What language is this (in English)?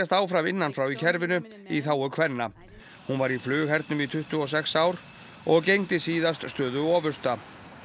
Icelandic